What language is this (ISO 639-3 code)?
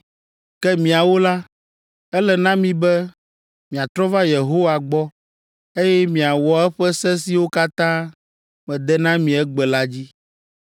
ewe